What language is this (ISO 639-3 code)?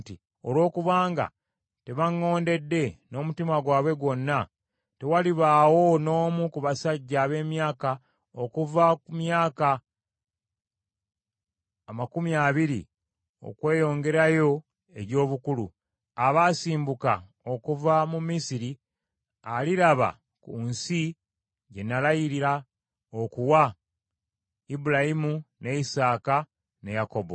lug